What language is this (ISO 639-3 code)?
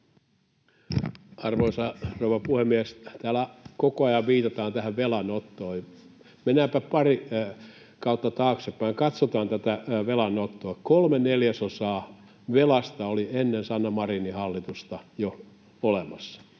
fin